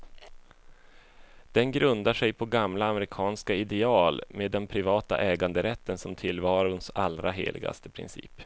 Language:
Swedish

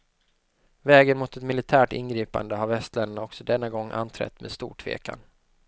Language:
Swedish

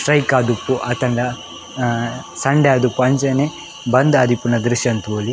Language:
Tulu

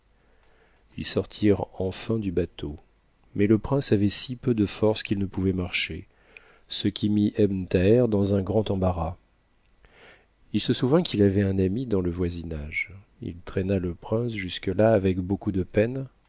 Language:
French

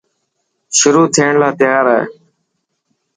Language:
Dhatki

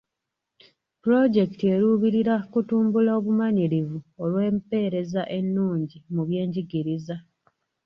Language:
Ganda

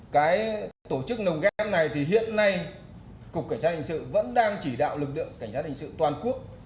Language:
Vietnamese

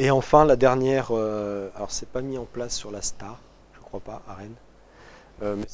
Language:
French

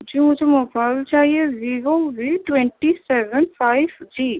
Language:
Urdu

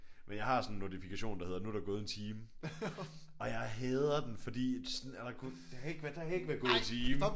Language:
Danish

